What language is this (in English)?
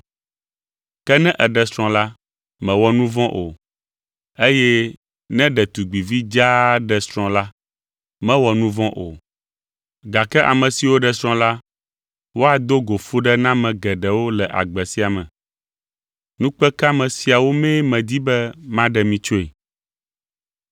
Ewe